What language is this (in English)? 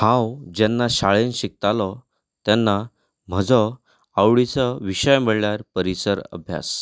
Konkani